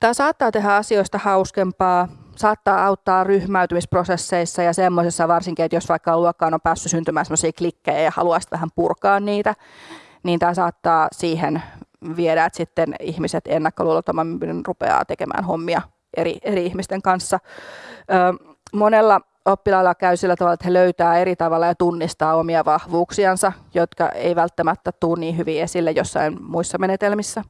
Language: Finnish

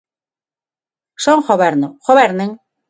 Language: Galician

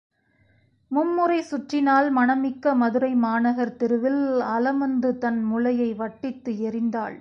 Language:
Tamil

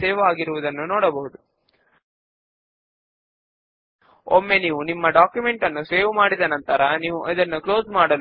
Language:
Telugu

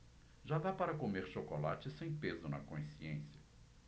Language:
Portuguese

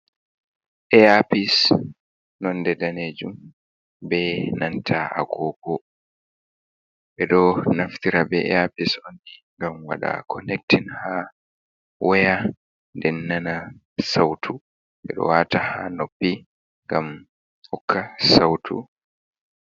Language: Fula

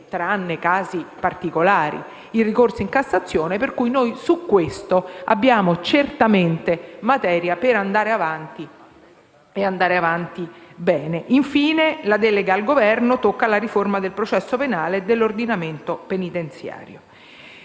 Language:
Italian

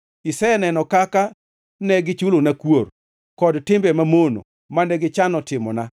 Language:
Luo (Kenya and Tanzania)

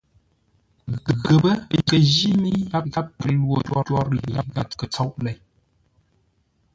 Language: Ngombale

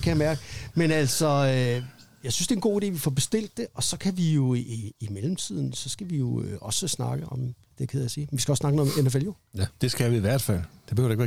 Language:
Danish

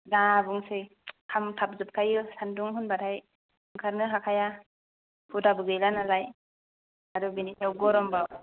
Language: Bodo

